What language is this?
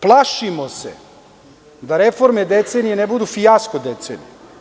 Serbian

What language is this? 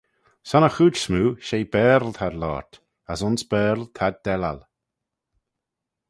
Manx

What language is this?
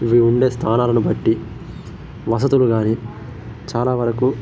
Telugu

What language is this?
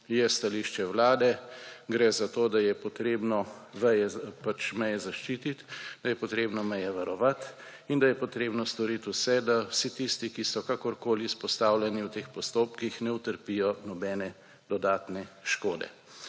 Slovenian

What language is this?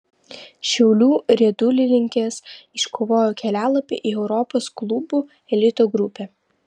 Lithuanian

